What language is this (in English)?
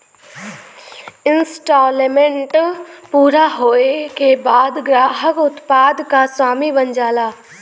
Bhojpuri